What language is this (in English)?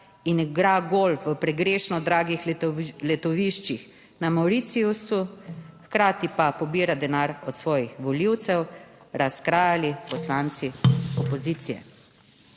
Slovenian